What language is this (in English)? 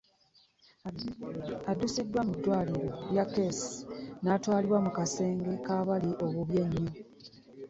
Ganda